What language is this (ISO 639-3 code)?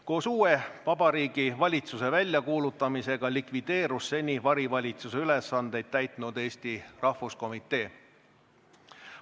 est